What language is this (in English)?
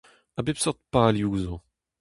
Breton